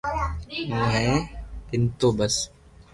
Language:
Loarki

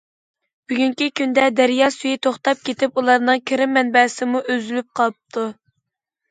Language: Uyghur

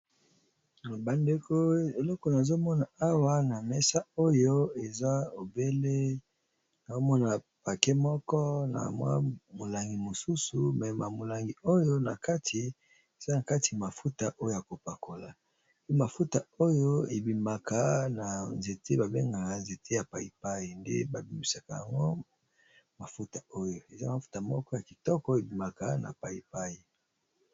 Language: Lingala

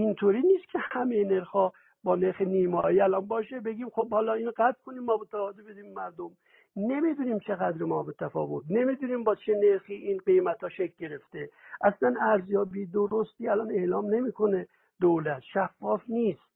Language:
Persian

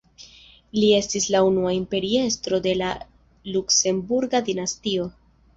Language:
Esperanto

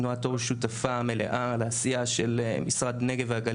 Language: Hebrew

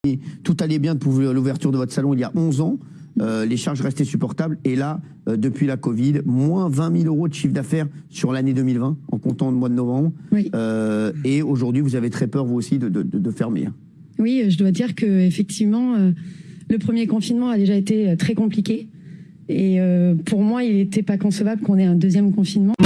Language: French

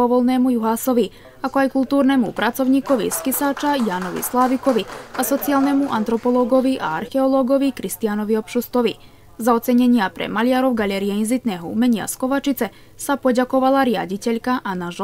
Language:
Slovak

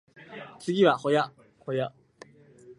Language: Japanese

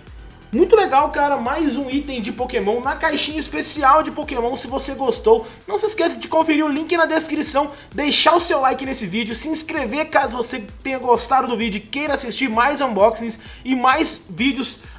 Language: Portuguese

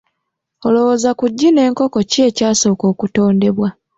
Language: Ganda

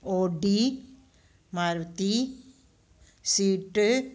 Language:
Sindhi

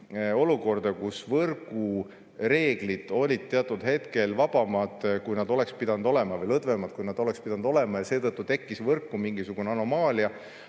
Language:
Estonian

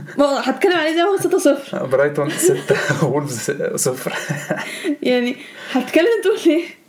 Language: Arabic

